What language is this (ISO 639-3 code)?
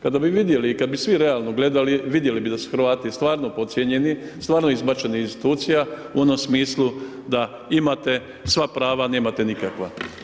hrv